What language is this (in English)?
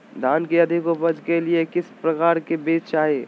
Magahi